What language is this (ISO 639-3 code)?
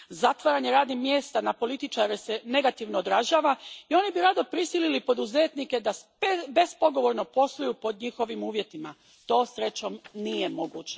hrv